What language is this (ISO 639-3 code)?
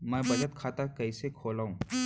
hne